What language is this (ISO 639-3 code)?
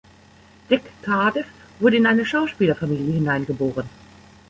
deu